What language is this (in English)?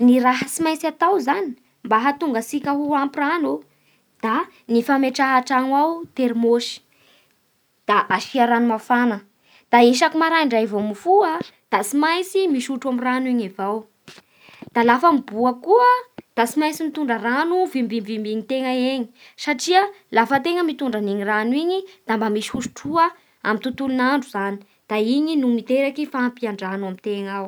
Bara Malagasy